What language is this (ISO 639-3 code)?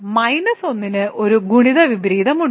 mal